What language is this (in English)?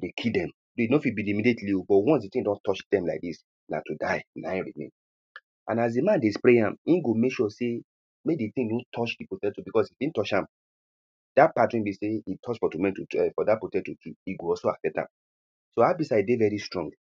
Nigerian Pidgin